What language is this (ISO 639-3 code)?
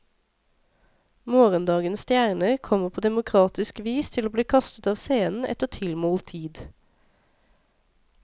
nor